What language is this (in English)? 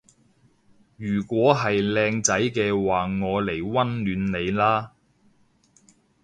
Cantonese